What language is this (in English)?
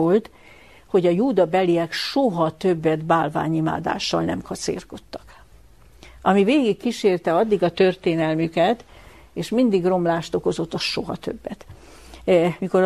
Hungarian